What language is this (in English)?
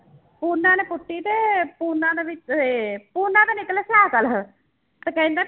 Punjabi